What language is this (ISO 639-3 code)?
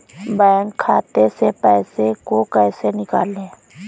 hin